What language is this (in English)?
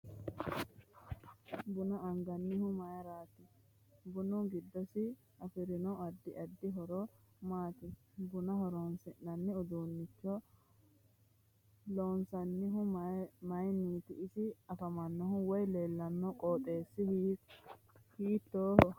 Sidamo